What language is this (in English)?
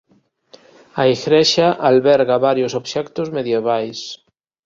Galician